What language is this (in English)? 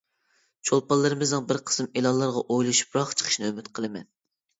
Uyghur